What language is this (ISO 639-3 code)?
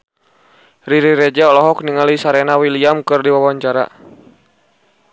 sun